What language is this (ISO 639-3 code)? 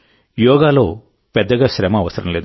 tel